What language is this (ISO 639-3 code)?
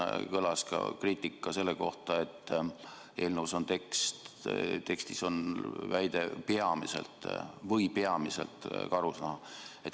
est